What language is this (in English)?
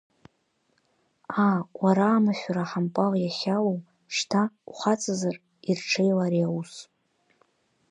Abkhazian